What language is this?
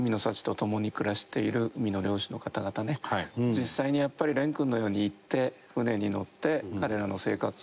Japanese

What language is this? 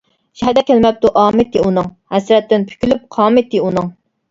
Uyghur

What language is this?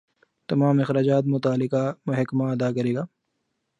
Urdu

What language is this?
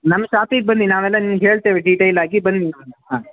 Kannada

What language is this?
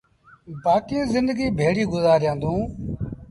Sindhi Bhil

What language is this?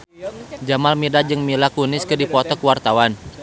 Sundanese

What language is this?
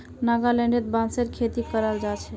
Magahi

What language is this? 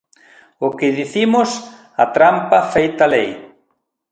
Galician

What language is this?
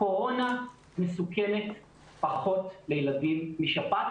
Hebrew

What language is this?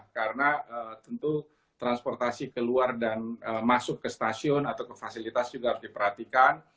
Indonesian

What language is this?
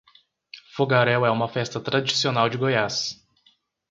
Portuguese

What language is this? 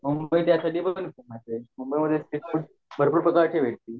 Marathi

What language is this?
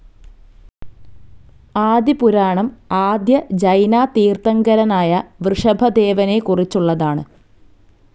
Malayalam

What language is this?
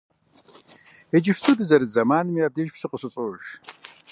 Kabardian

